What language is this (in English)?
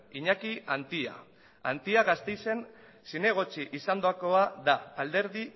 Basque